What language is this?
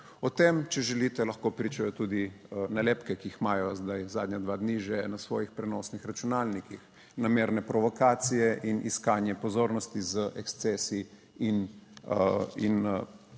Slovenian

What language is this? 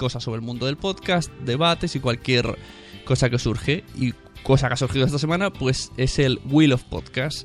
Spanish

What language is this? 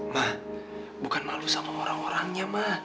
Indonesian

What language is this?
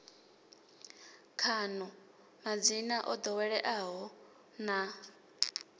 Venda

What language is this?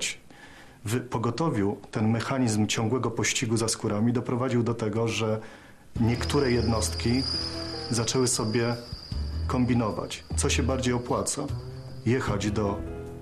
Polish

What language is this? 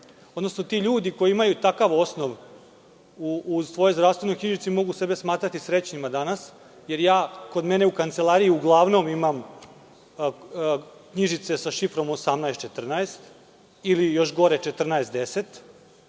Serbian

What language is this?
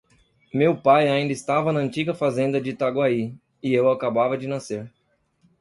Portuguese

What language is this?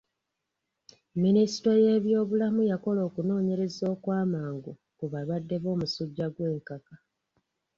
Ganda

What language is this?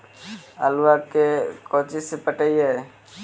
Magahi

